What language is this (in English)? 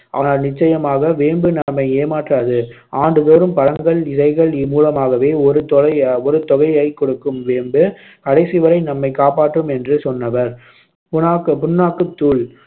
Tamil